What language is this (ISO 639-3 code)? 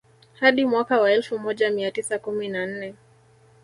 swa